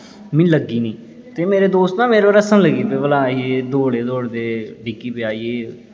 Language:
Dogri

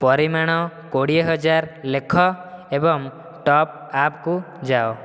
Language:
Odia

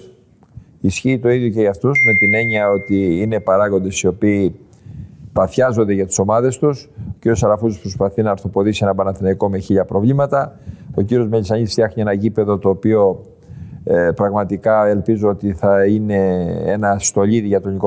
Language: Greek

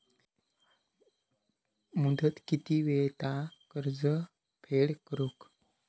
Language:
Marathi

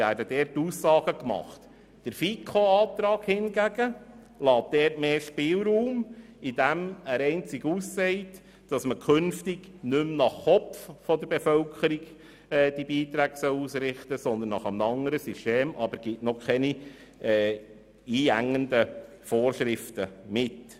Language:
Swiss German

